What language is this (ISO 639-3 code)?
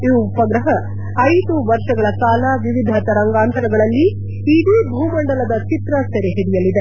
kan